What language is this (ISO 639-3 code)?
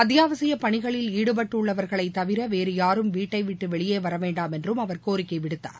tam